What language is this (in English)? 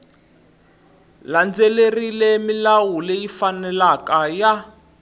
Tsonga